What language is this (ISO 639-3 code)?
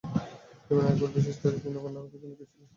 ben